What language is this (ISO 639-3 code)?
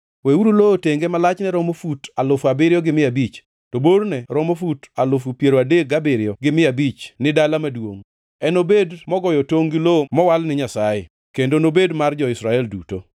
luo